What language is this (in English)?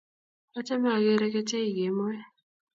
Kalenjin